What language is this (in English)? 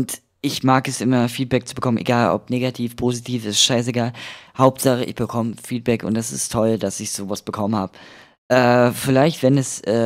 German